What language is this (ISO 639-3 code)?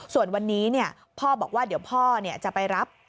tha